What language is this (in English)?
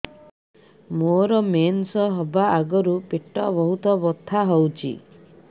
Odia